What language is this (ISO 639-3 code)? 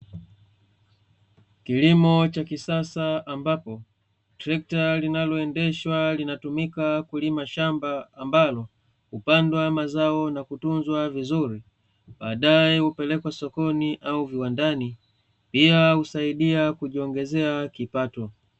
swa